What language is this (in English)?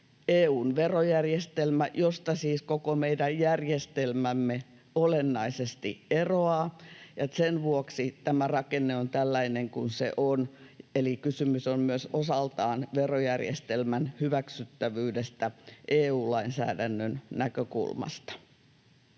Finnish